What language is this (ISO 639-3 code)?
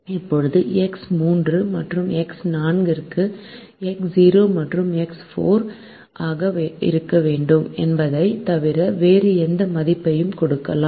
tam